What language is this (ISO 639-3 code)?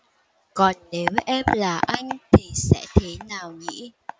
vie